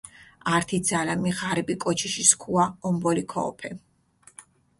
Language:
Mingrelian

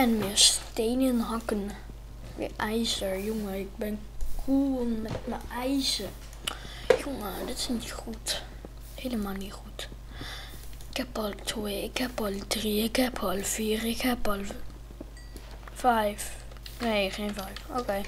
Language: Dutch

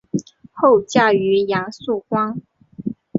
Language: Chinese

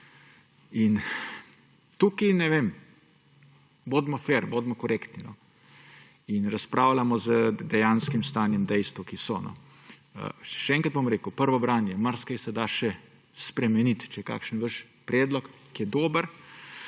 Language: Slovenian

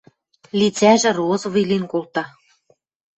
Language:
Western Mari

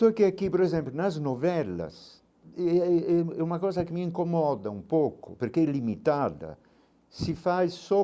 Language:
Portuguese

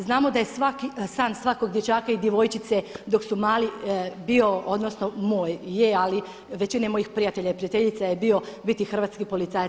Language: Croatian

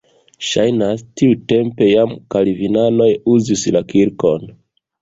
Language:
Esperanto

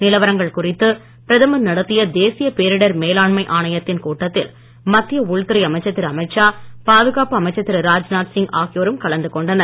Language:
Tamil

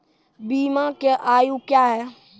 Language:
Maithili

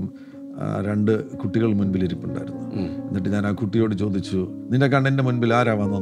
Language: Malayalam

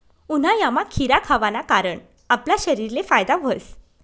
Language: Marathi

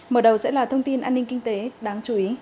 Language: Vietnamese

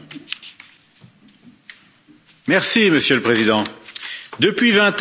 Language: French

